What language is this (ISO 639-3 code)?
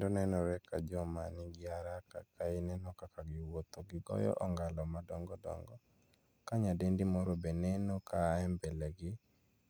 luo